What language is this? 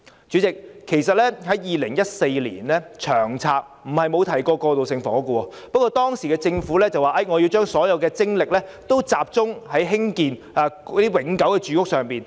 Cantonese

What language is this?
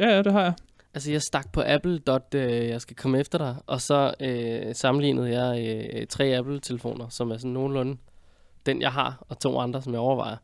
Danish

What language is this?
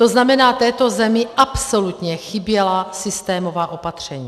Czech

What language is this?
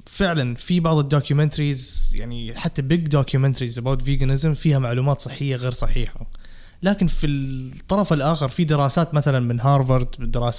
Arabic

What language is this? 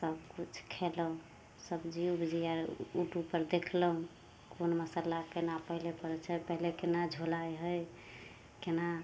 Maithili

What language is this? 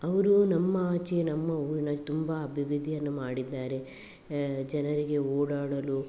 Kannada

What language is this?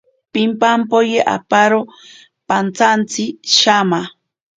Ashéninka Perené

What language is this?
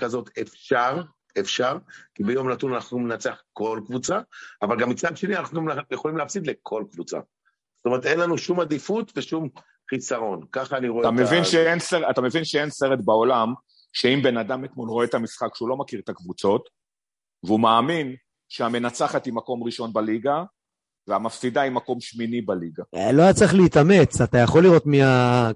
Hebrew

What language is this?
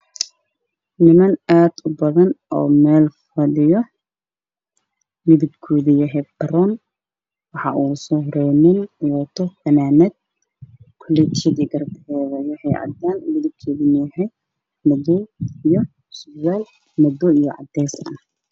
Somali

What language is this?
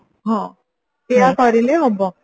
Odia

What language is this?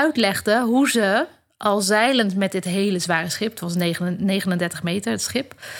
Dutch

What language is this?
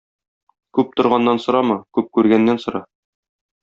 Tatar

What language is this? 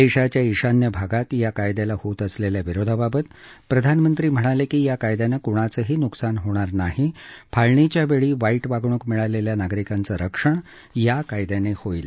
Marathi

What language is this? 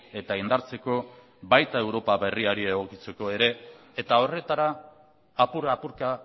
Basque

